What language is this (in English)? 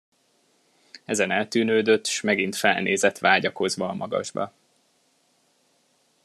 Hungarian